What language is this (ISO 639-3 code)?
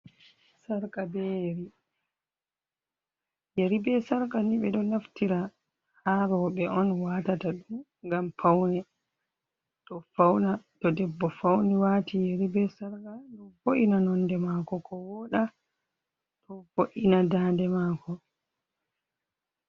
ful